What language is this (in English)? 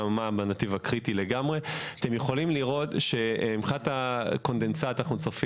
Hebrew